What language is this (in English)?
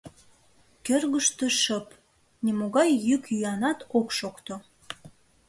Mari